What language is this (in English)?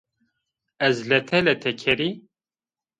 Zaza